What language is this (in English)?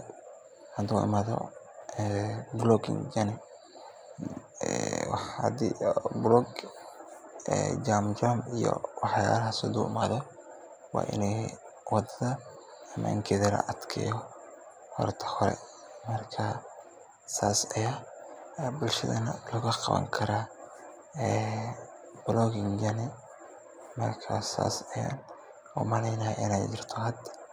Somali